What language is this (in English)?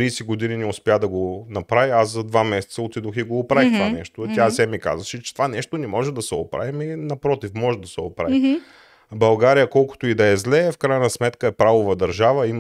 Bulgarian